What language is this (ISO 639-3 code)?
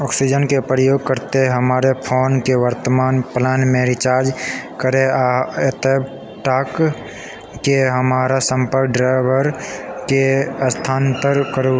mai